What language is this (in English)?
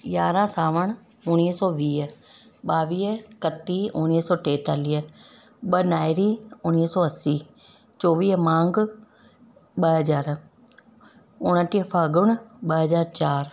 Sindhi